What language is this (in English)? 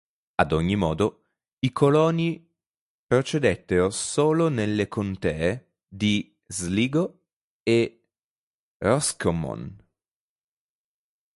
Italian